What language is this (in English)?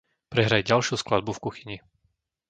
Slovak